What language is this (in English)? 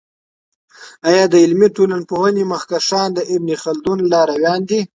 Pashto